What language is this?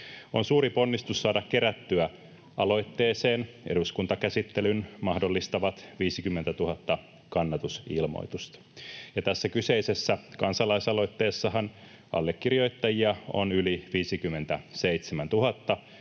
Finnish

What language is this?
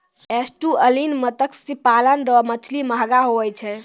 Maithili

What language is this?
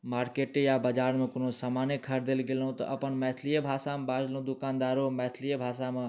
Maithili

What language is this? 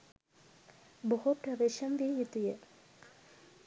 Sinhala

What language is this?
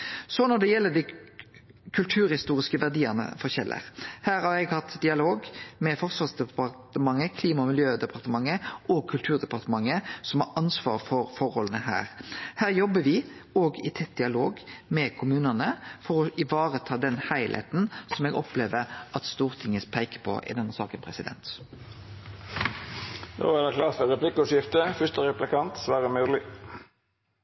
Norwegian Nynorsk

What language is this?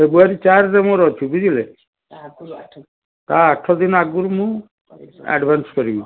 Odia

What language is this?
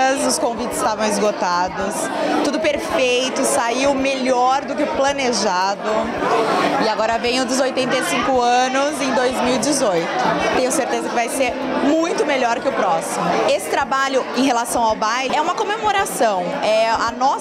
Portuguese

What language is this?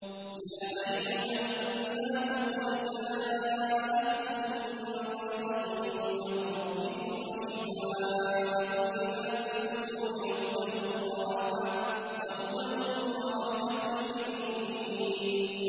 Arabic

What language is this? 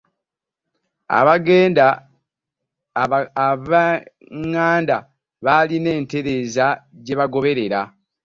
Ganda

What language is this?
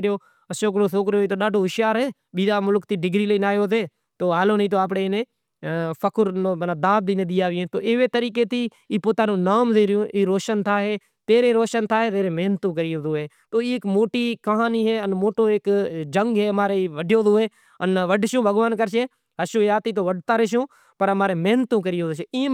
Kachi Koli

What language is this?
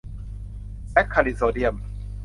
Thai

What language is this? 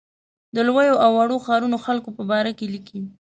Pashto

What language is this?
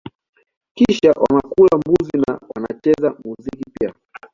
Swahili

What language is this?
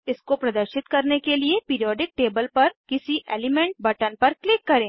Hindi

